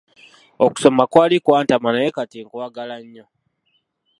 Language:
Ganda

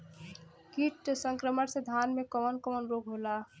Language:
Bhojpuri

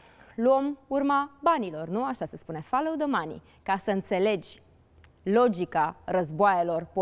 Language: Romanian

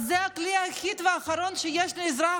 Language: Hebrew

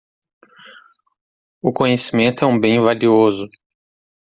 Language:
Portuguese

